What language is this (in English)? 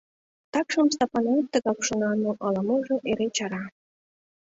Mari